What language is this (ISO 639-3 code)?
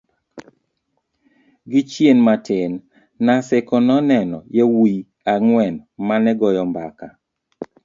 luo